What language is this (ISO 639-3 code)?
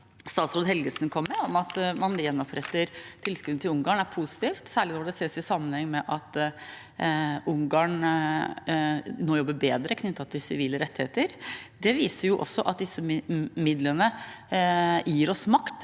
nor